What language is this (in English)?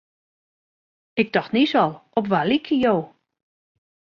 Western Frisian